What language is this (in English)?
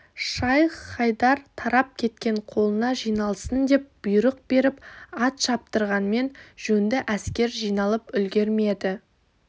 Kazakh